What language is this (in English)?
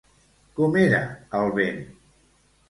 Catalan